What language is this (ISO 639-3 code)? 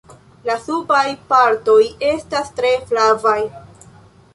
epo